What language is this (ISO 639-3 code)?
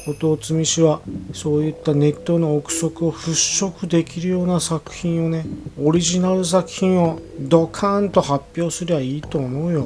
jpn